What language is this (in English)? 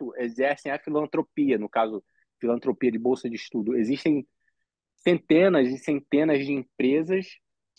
Portuguese